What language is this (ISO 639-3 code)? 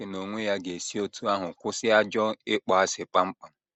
ibo